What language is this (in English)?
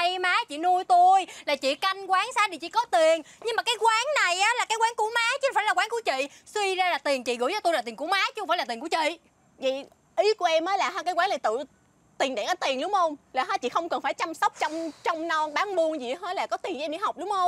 Vietnamese